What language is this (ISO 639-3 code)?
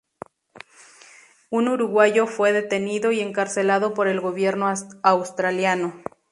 spa